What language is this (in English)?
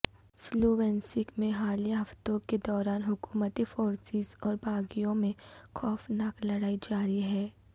Urdu